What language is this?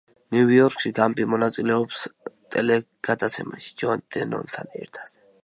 Georgian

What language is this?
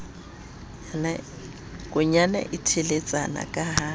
Southern Sotho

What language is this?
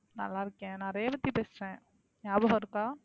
Tamil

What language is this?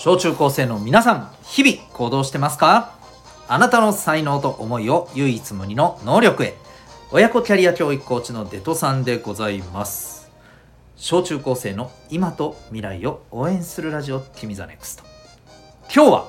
Japanese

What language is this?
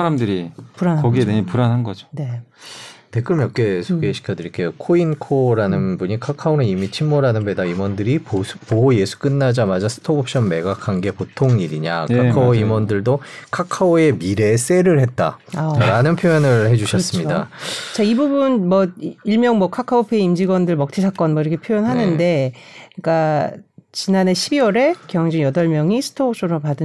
Korean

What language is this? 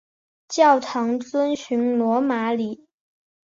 Chinese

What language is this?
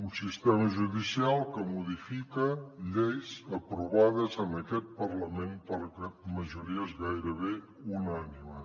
Catalan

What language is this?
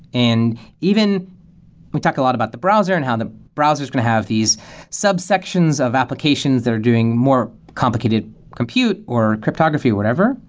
English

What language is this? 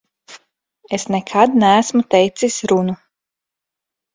Latvian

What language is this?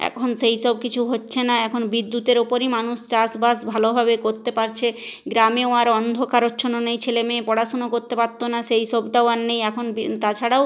Bangla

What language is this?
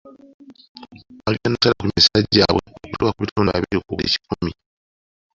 Ganda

